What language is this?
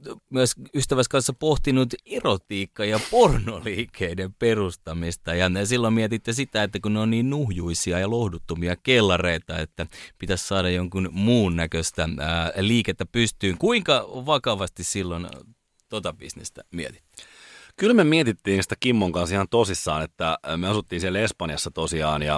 Finnish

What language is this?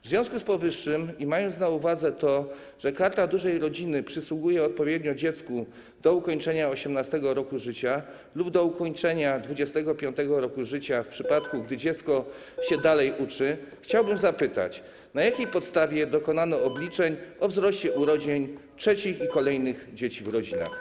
Polish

